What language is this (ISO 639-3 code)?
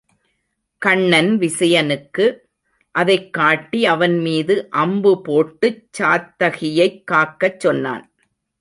tam